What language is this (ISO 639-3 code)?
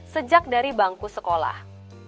ind